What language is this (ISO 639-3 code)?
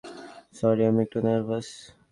ben